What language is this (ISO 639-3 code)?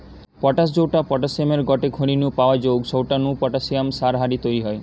ben